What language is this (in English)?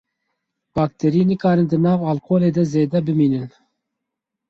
Kurdish